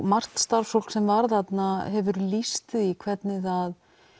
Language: Icelandic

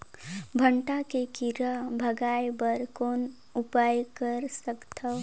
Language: Chhattisgarhi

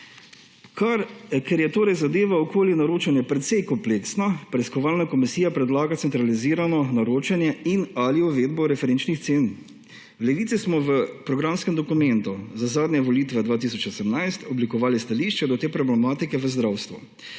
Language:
Slovenian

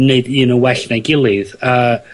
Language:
Welsh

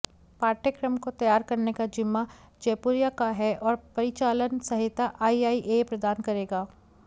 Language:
Hindi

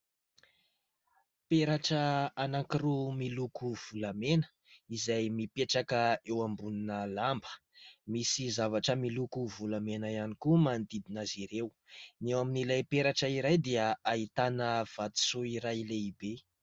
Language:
Malagasy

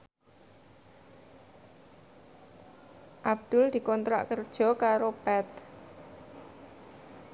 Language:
Javanese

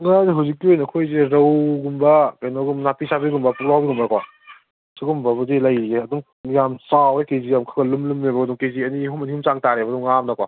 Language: Manipuri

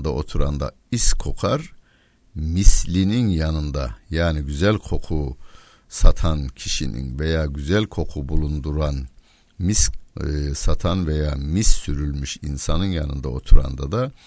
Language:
Turkish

